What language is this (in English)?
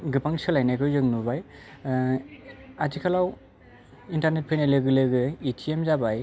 Bodo